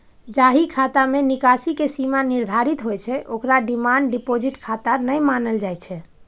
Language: Maithili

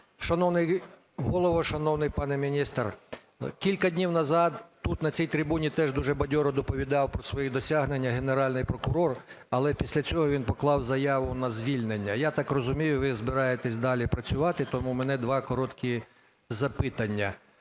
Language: Ukrainian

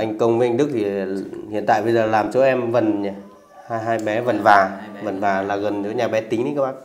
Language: Vietnamese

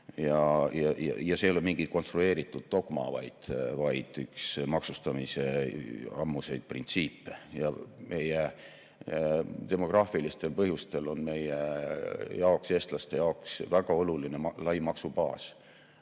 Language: Estonian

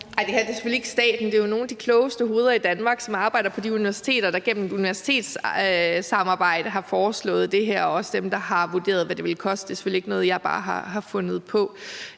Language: Danish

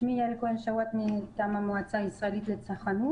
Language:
Hebrew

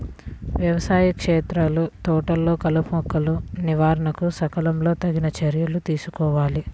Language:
Telugu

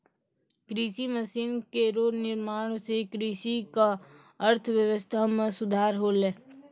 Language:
Maithili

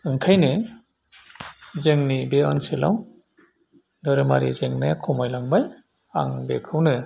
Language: Bodo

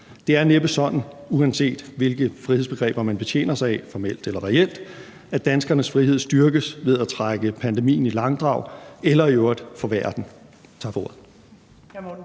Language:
Danish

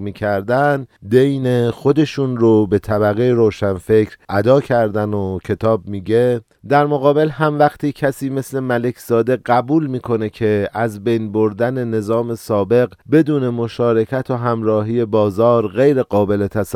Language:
Persian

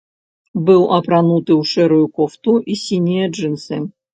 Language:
Belarusian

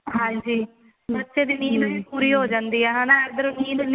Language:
Punjabi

